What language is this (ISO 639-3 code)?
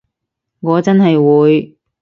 yue